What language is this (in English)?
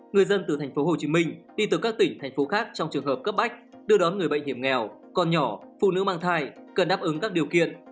Vietnamese